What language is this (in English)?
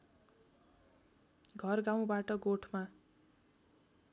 Nepali